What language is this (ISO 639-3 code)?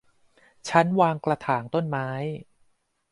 tha